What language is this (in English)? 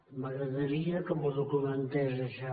Catalan